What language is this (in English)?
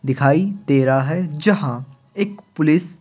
Hindi